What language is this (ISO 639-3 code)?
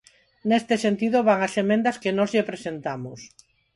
glg